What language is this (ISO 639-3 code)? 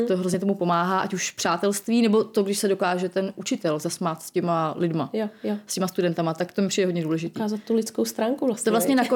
ces